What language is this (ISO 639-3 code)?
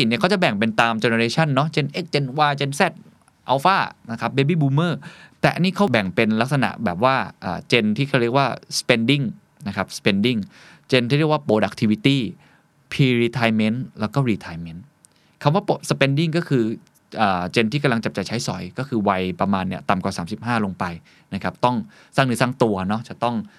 tha